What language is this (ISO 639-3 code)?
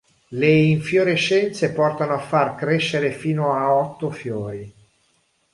ita